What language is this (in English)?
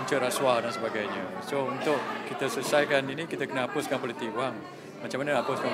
Malay